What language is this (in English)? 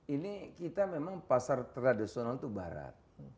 Indonesian